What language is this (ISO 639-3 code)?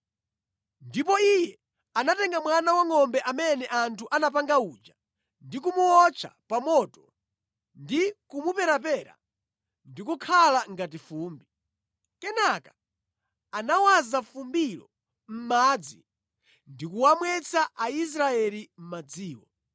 nya